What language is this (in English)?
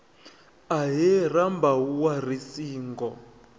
Venda